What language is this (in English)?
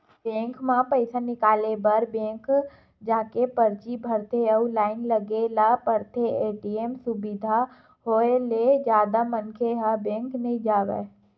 Chhattisgarhi